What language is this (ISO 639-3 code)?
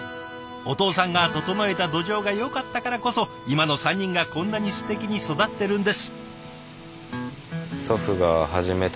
jpn